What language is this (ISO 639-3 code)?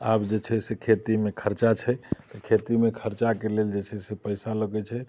mai